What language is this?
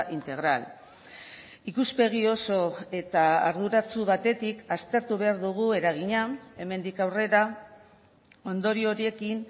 Basque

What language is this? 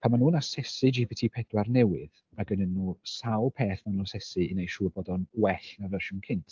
Welsh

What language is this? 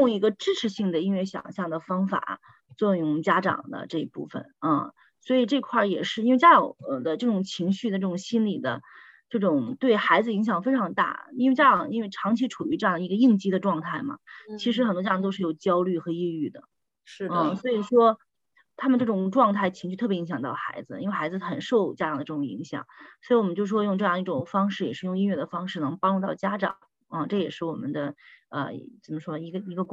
Chinese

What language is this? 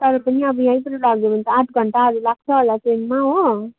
Nepali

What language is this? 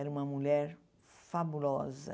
Portuguese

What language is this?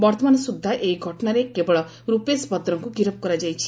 Odia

